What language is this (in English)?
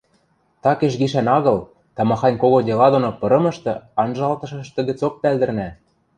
Western Mari